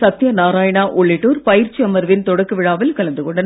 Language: Tamil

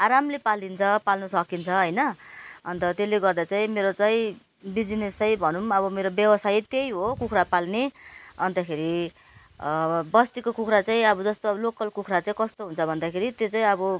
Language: Nepali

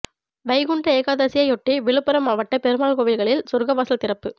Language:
Tamil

